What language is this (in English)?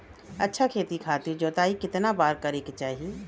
Bhojpuri